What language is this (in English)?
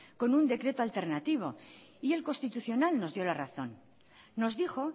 Spanish